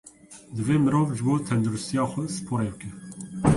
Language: Kurdish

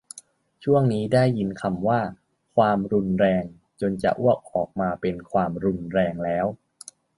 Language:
Thai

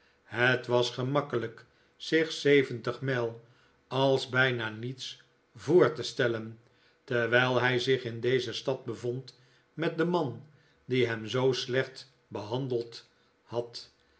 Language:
Dutch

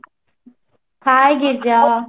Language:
Odia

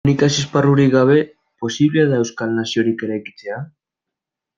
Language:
Basque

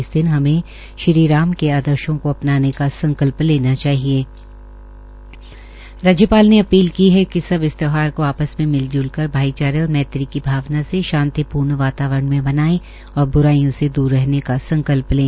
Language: Hindi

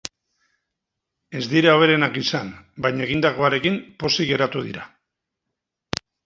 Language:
Basque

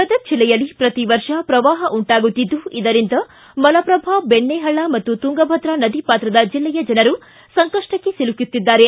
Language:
Kannada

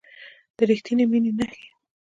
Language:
Pashto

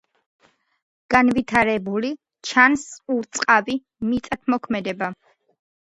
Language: Georgian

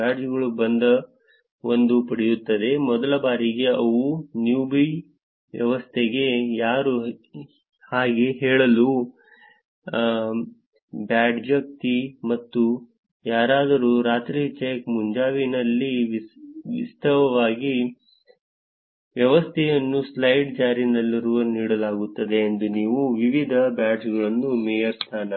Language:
Kannada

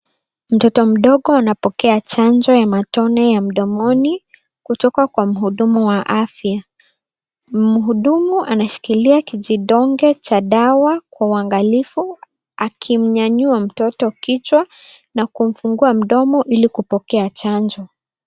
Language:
Swahili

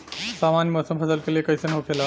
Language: Bhojpuri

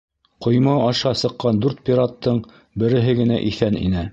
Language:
Bashkir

